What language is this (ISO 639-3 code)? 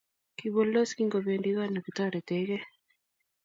kln